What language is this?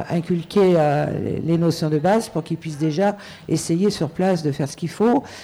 French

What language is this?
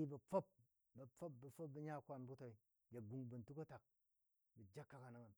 Dadiya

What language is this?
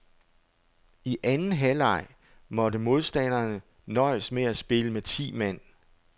Danish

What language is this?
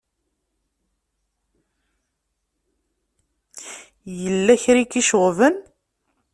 Kabyle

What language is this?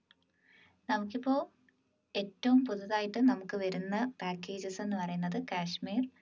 Malayalam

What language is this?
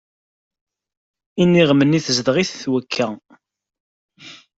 Kabyle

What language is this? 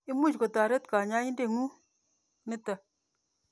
Kalenjin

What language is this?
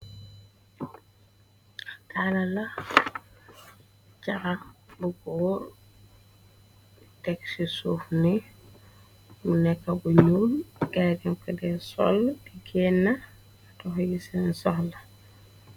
Wolof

